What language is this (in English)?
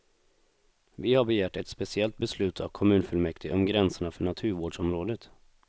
Swedish